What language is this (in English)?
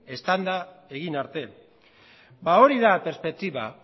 Basque